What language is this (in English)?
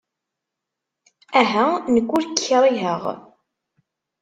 Kabyle